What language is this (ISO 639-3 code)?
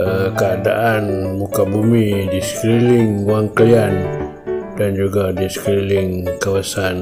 msa